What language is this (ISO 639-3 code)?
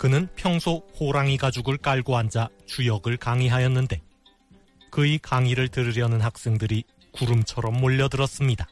kor